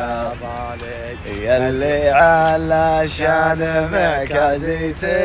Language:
Arabic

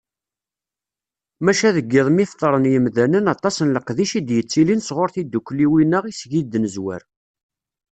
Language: Kabyle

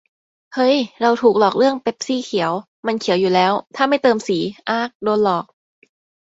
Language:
Thai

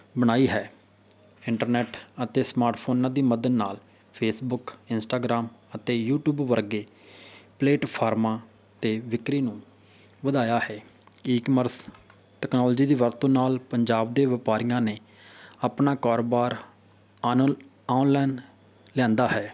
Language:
Punjabi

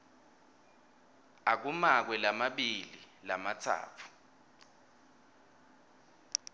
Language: Swati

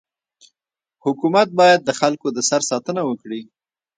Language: Pashto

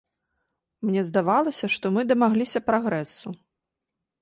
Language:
Belarusian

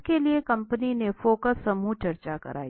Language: Hindi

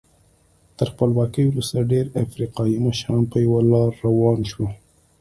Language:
Pashto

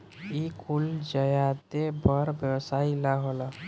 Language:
Bhojpuri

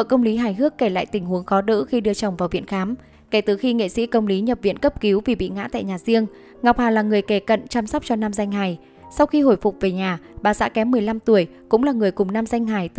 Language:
Vietnamese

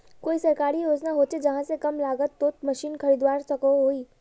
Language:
Magahi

